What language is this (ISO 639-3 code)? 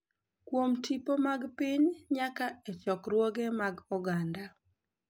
luo